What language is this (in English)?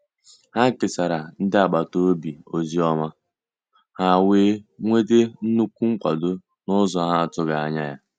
Igbo